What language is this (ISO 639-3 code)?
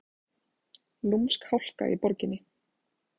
isl